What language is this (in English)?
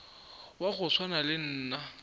Northern Sotho